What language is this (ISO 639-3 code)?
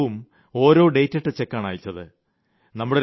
mal